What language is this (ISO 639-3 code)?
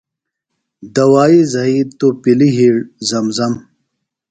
phl